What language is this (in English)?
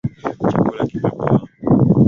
Swahili